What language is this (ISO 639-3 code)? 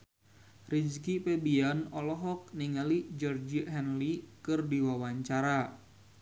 sun